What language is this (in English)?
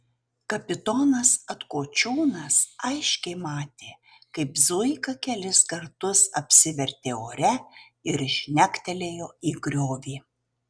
Lithuanian